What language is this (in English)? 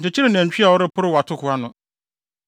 Akan